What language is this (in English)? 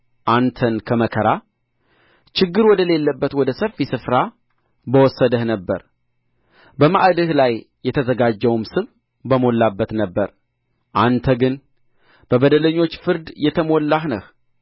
Amharic